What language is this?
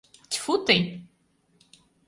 Mari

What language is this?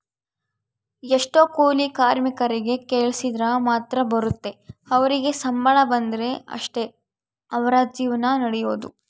Kannada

